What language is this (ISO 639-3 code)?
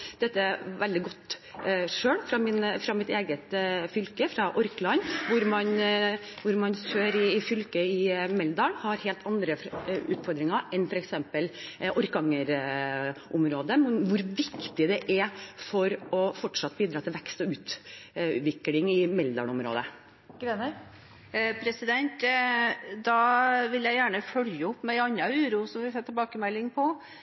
nor